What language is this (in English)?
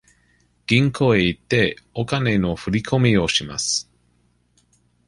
Japanese